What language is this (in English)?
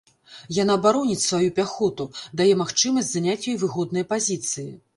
Belarusian